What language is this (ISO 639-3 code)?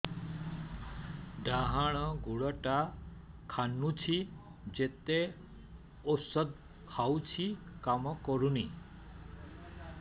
ori